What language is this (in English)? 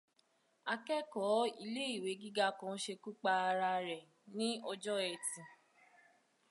Yoruba